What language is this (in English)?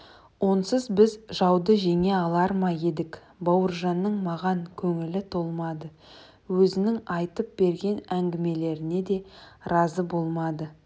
Kazakh